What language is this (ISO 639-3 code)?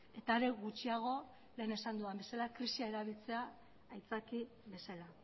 eus